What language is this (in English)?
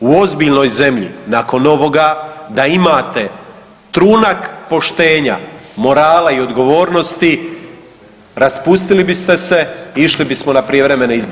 Croatian